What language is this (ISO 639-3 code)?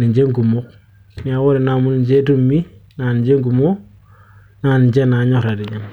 mas